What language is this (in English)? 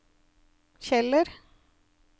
Norwegian